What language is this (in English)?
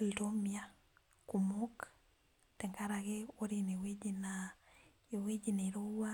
Masai